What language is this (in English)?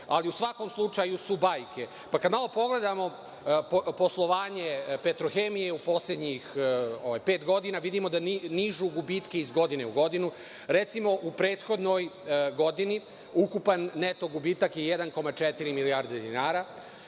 Serbian